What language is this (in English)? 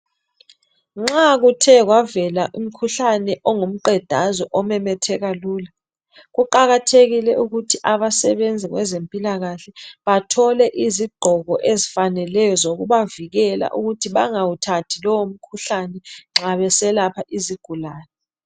North Ndebele